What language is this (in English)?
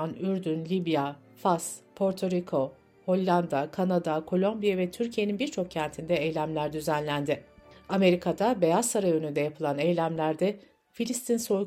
Turkish